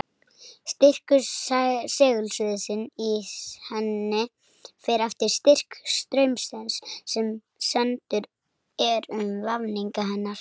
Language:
Icelandic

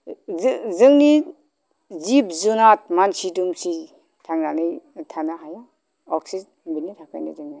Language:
Bodo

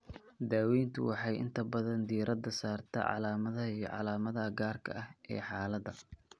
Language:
Somali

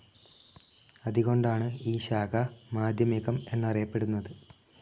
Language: Malayalam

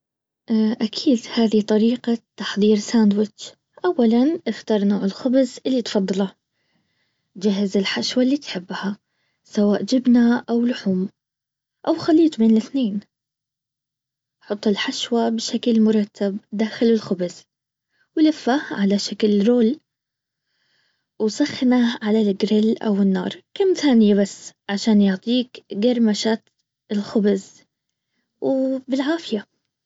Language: Baharna Arabic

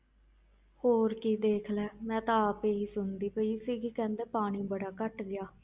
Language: Punjabi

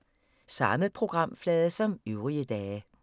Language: Danish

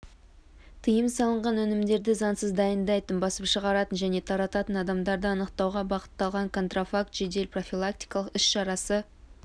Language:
Kazakh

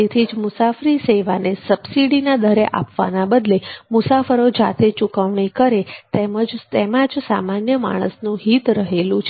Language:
Gujarati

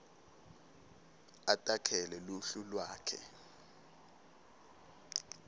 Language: Swati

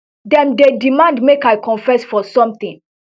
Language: Nigerian Pidgin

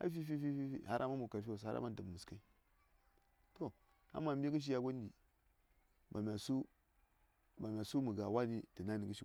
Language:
Saya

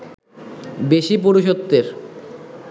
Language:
Bangla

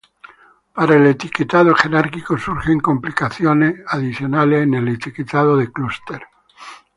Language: Spanish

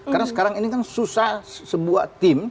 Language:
Indonesian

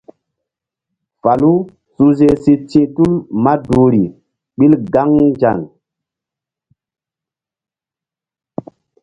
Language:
Mbum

